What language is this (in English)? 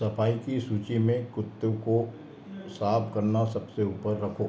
Hindi